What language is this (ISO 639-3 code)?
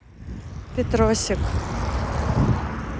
rus